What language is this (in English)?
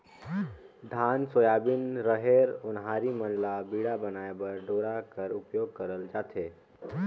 Chhattisgarhi